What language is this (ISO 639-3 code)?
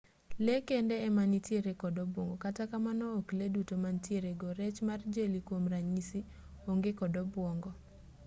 luo